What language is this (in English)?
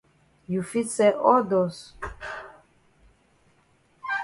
Cameroon Pidgin